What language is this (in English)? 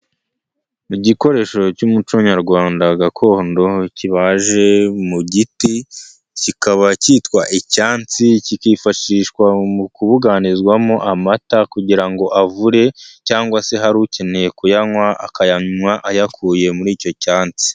Kinyarwanda